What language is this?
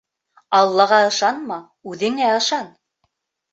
Bashkir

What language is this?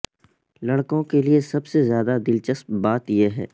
Urdu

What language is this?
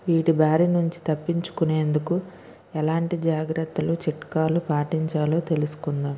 Telugu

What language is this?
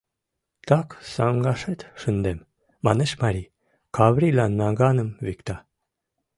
Mari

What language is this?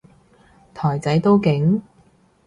Cantonese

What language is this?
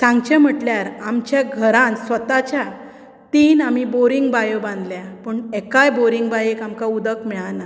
Konkani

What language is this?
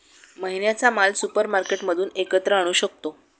Marathi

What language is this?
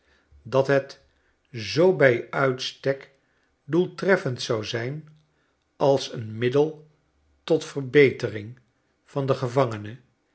Dutch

